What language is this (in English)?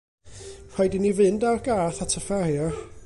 Welsh